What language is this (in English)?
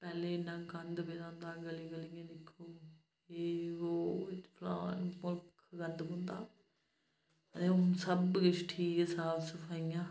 Dogri